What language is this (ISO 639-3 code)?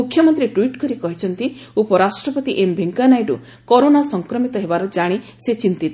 ori